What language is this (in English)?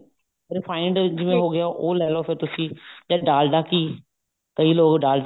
Punjabi